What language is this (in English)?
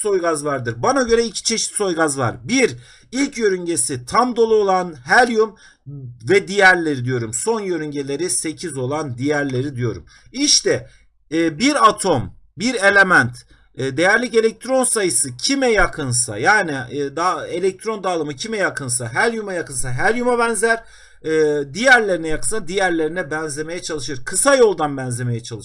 Turkish